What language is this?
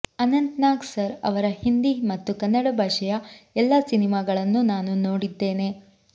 Kannada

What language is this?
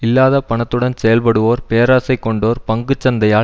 Tamil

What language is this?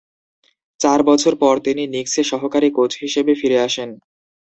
Bangla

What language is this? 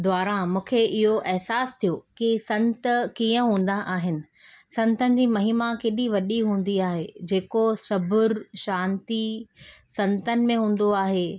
Sindhi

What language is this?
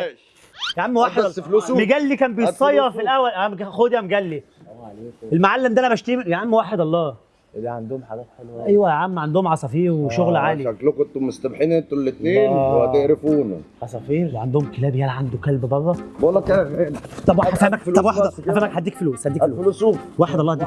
Arabic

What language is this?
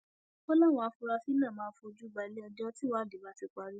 Yoruba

